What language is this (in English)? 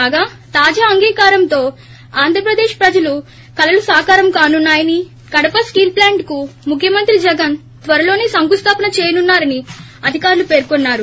Telugu